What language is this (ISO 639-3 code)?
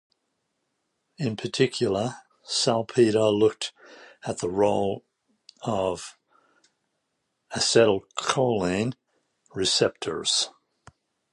eng